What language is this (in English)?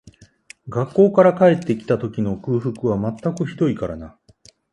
Japanese